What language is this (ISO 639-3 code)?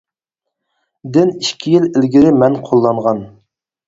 uig